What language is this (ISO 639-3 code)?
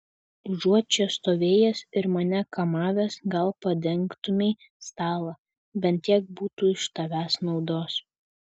lit